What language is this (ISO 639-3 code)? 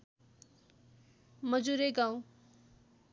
nep